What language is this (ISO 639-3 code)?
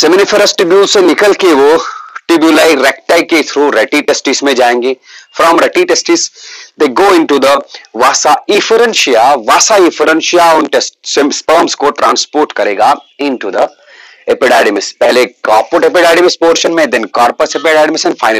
hin